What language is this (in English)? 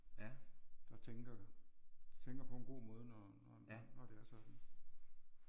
Danish